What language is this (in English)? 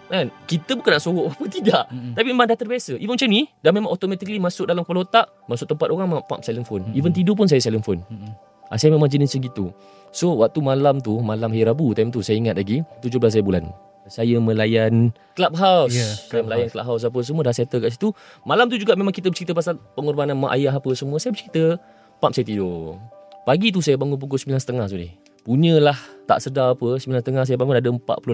Malay